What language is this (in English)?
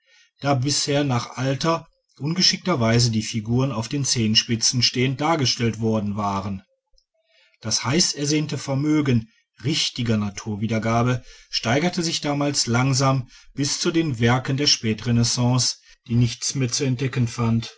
German